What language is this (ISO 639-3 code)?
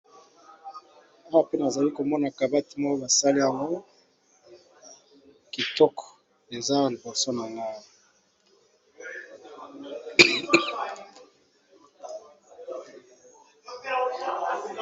lin